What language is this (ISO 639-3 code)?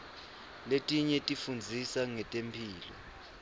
ssw